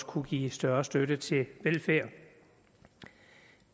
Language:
Danish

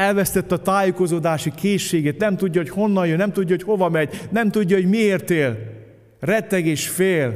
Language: Hungarian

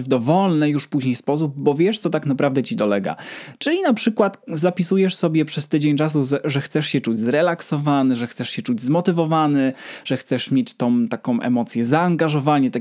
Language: Polish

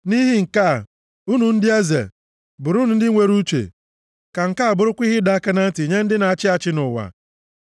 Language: Igbo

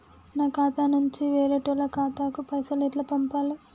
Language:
Telugu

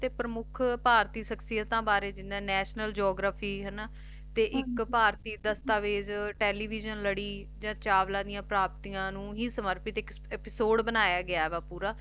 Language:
Punjabi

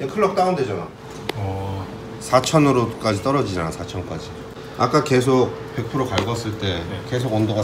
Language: Korean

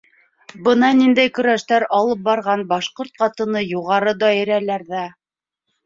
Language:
Bashkir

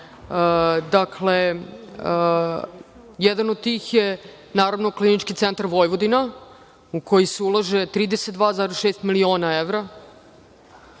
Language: Serbian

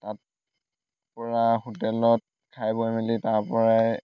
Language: Assamese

